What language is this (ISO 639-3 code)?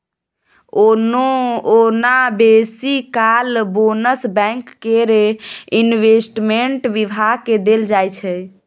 mai